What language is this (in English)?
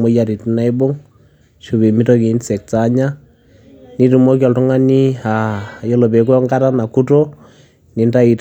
Masai